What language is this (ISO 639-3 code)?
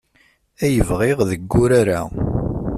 kab